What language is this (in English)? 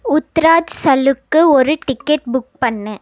Tamil